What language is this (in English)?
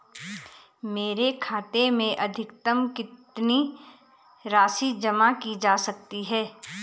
Hindi